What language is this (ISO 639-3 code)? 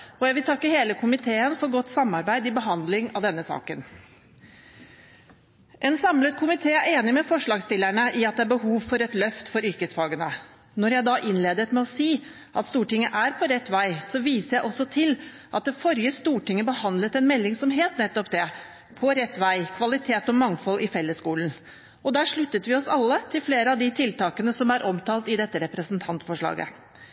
nob